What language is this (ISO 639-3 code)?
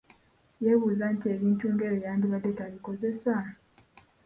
lug